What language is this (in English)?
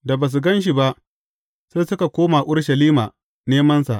Hausa